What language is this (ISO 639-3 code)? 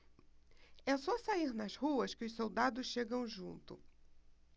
por